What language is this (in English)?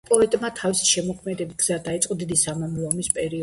Georgian